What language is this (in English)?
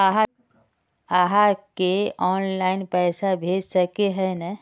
Magahi